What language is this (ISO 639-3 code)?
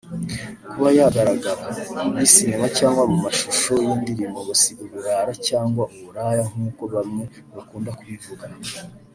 kin